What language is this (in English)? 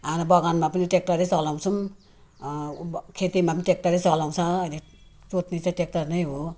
Nepali